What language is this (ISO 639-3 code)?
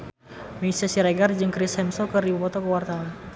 sun